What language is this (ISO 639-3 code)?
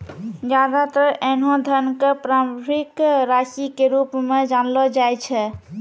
mai